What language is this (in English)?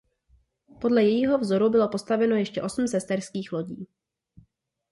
Czech